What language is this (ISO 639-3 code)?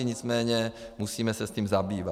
ces